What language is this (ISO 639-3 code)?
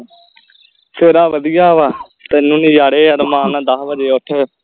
pan